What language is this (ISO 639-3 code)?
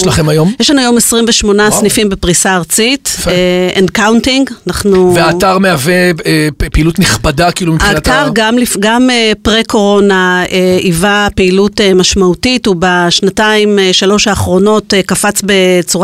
heb